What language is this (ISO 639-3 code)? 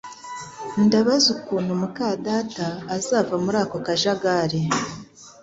kin